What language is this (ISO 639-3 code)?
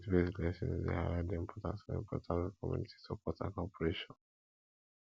pcm